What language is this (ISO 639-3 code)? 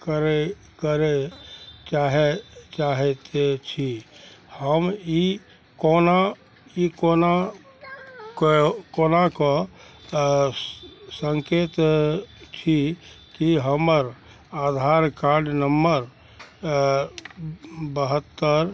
mai